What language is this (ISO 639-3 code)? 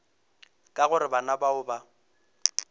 nso